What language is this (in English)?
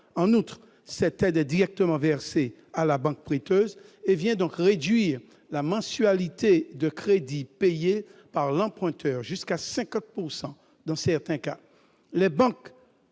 French